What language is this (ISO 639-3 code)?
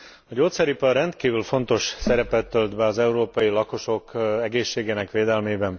hun